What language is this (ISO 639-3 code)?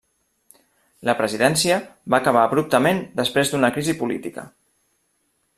cat